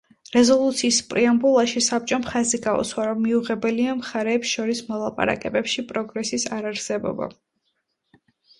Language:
Georgian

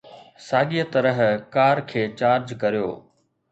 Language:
Sindhi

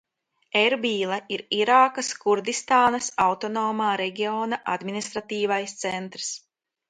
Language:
Latvian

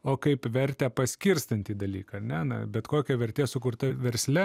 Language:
Lithuanian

